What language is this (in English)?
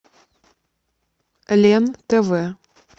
Russian